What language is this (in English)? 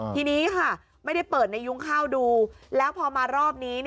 Thai